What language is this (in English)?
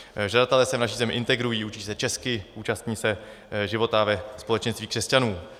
Czech